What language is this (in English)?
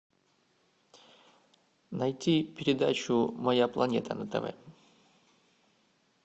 Russian